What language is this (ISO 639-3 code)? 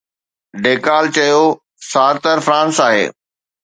snd